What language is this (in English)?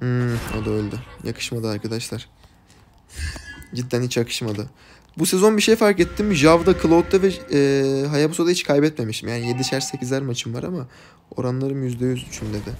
Turkish